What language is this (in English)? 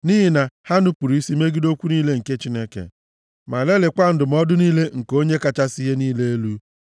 Igbo